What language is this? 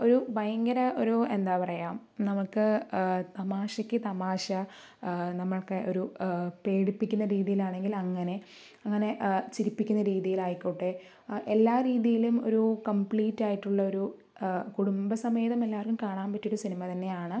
Malayalam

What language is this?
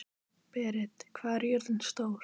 Icelandic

